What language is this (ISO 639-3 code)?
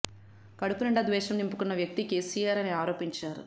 tel